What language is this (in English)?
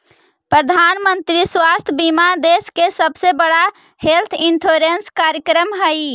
Magahi